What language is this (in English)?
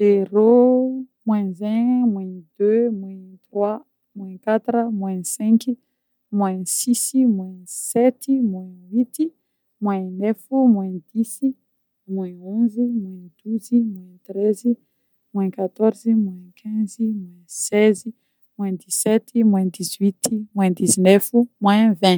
Northern Betsimisaraka Malagasy